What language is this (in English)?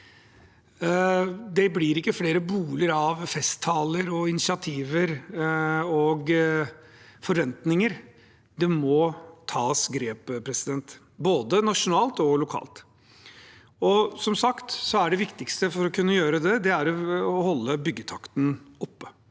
Norwegian